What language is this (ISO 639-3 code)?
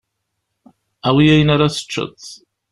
kab